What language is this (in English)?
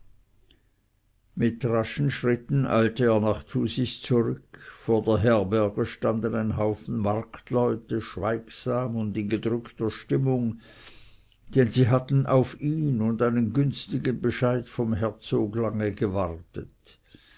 German